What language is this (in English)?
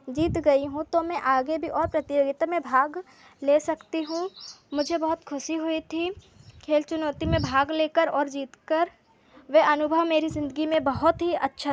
Hindi